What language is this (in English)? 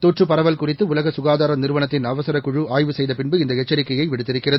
Tamil